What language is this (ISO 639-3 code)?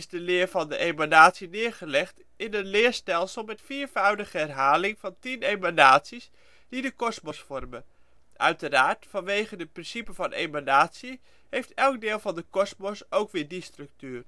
nld